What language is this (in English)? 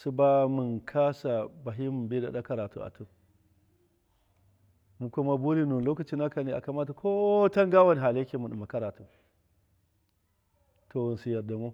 Miya